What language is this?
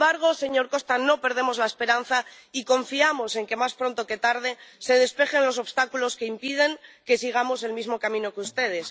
Spanish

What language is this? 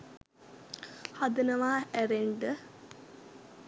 Sinhala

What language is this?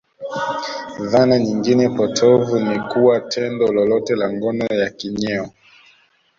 Swahili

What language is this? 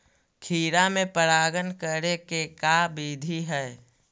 Magahi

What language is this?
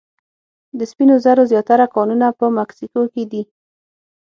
Pashto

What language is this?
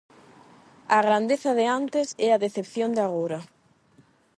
Galician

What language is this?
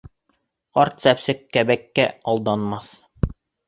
Bashkir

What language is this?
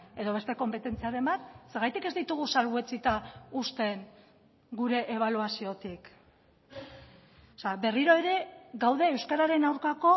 Basque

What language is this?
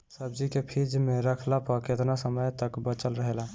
Bhojpuri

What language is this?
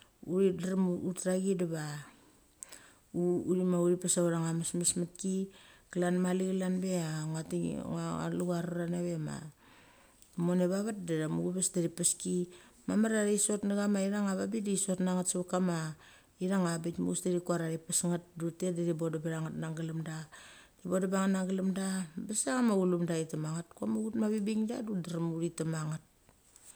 Mali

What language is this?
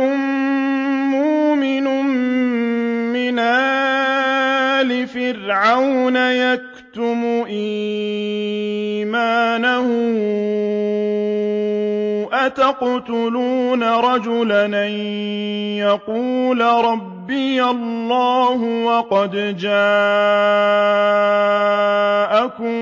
Arabic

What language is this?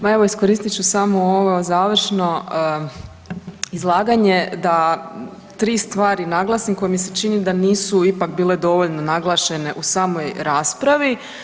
Croatian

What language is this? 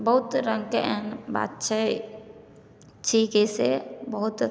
Maithili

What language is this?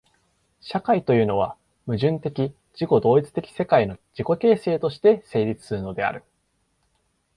Japanese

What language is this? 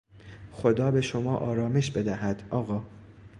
Persian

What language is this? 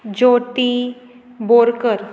Konkani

